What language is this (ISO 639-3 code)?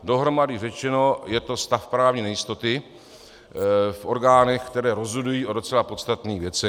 ces